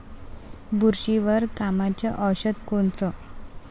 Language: Marathi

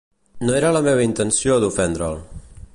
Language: Catalan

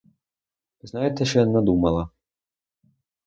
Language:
Ukrainian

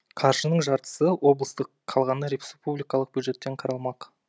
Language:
Kazakh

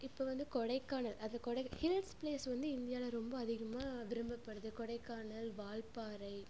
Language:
Tamil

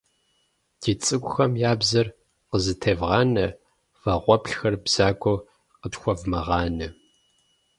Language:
Kabardian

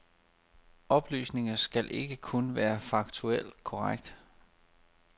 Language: Danish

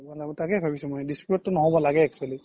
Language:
Assamese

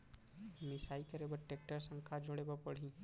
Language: Chhattisgarhi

